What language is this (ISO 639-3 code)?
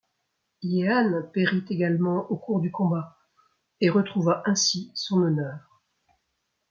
fra